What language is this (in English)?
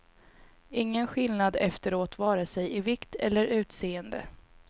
Swedish